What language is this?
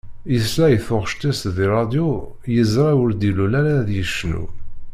Kabyle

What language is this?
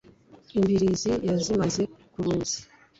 Kinyarwanda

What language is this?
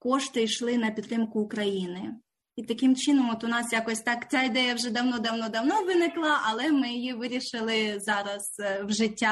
Ukrainian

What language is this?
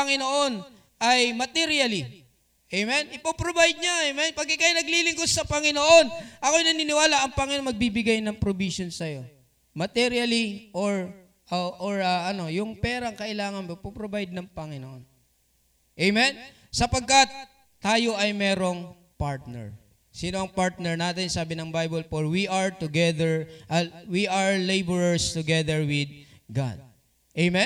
Filipino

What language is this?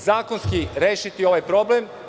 Serbian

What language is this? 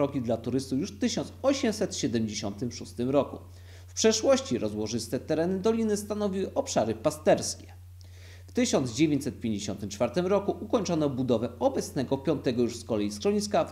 Polish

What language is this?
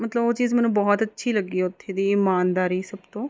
Punjabi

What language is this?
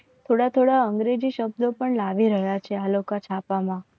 Gujarati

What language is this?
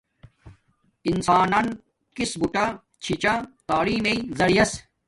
Domaaki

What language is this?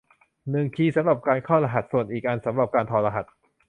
Thai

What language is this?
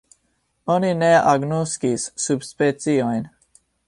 Esperanto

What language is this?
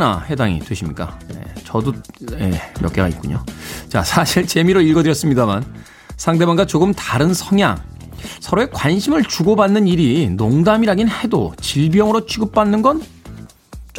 Korean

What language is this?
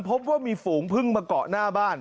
Thai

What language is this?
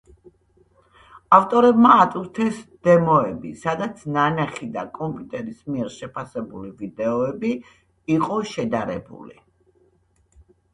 Georgian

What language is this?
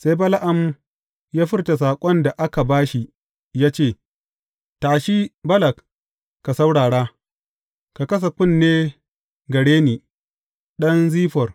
Hausa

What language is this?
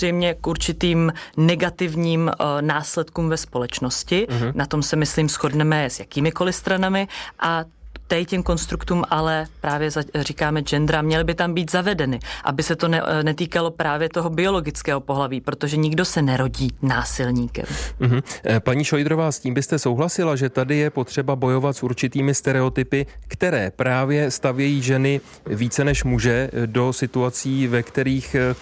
Czech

